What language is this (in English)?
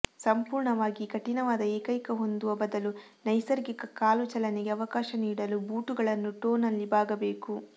Kannada